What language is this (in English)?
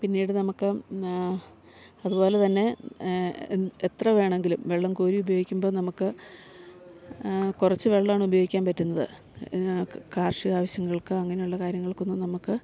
Malayalam